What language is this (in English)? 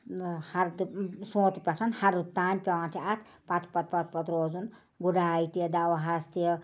Kashmiri